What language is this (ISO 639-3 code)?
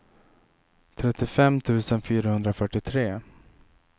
swe